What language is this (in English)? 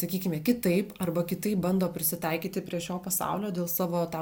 Lithuanian